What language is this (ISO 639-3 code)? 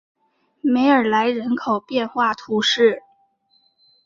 zho